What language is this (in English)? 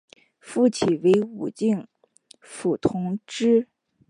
Chinese